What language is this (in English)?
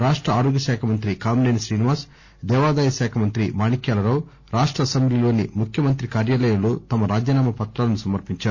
Telugu